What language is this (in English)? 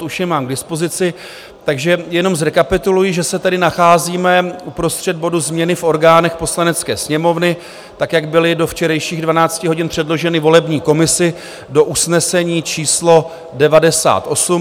Czech